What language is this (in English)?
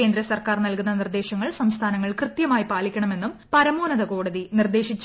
Malayalam